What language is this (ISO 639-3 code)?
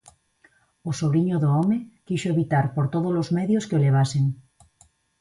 glg